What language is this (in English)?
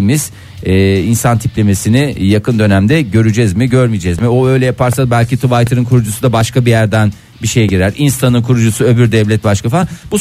Turkish